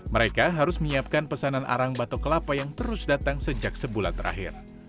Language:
Indonesian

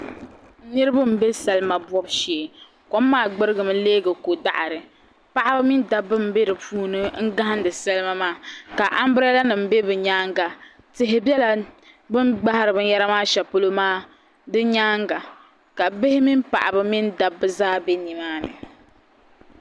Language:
Dagbani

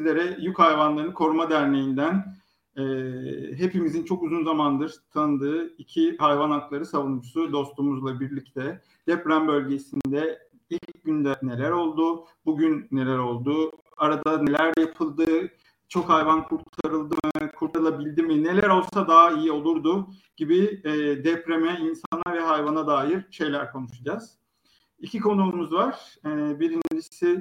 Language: Turkish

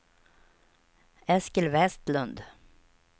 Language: Swedish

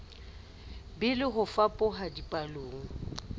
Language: Southern Sotho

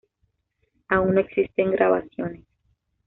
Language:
Spanish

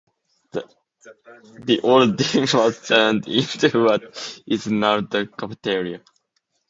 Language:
English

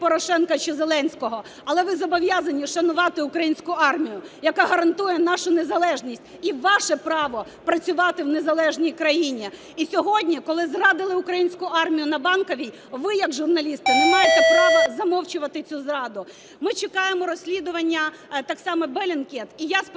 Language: Ukrainian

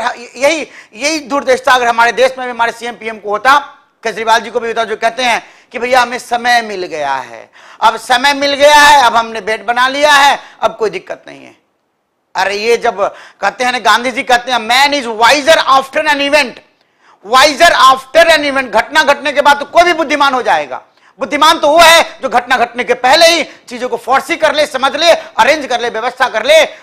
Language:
Hindi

